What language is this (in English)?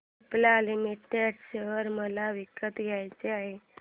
Marathi